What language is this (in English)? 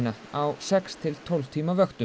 Icelandic